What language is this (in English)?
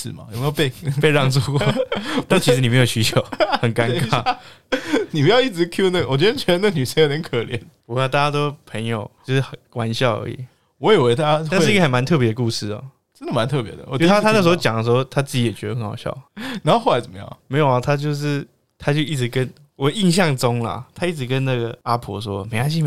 Chinese